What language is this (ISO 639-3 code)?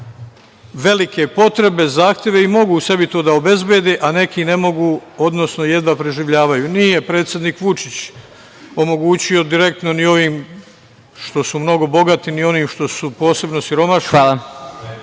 srp